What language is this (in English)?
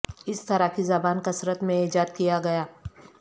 Urdu